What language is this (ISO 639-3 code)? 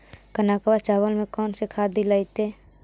mag